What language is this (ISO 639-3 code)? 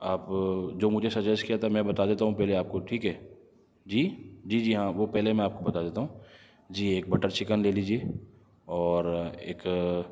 urd